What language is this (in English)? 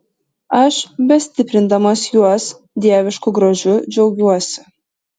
Lithuanian